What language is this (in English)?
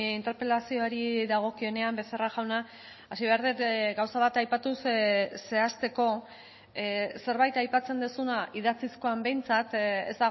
Basque